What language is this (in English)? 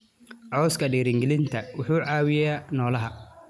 Somali